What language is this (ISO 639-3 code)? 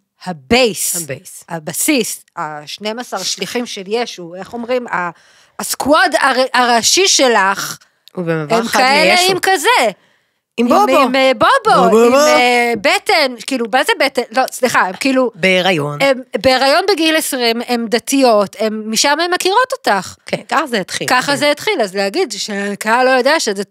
heb